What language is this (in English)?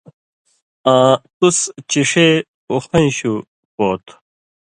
Indus Kohistani